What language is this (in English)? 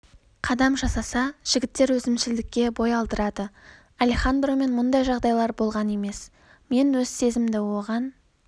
Kazakh